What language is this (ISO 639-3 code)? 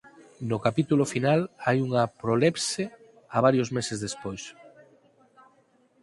glg